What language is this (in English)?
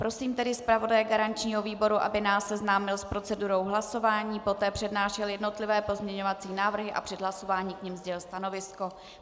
Czech